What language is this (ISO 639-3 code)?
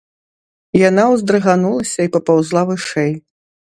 bel